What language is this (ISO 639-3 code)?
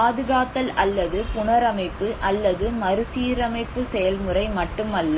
tam